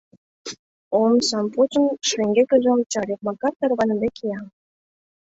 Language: Mari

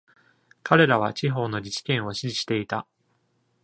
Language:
Japanese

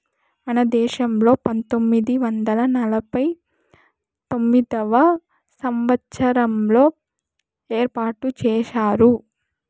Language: Telugu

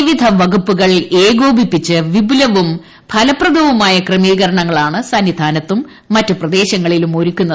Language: Malayalam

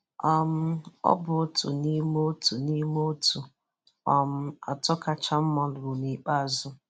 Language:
Igbo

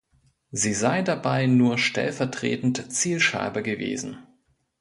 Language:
German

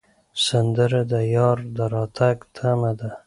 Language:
Pashto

